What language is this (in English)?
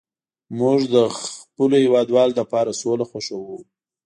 Pashto